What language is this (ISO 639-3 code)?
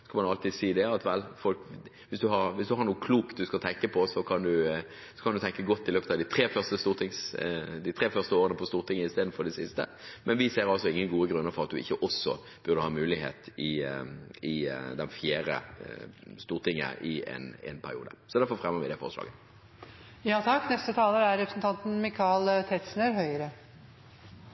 nor